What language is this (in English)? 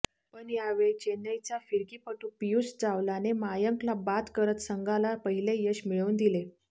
Marathi